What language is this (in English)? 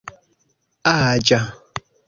Esperanto